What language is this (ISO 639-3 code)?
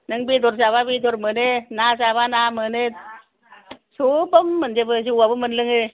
brx